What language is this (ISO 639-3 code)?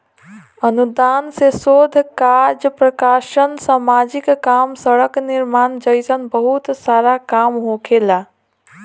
bho